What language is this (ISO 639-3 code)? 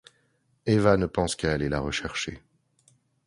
fra